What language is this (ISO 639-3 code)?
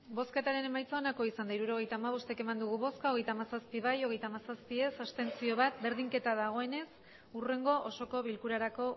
eus